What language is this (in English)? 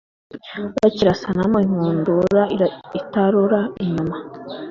Kinyarwanda